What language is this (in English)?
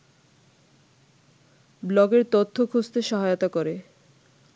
Bangla